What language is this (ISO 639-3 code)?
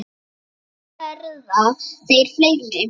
isl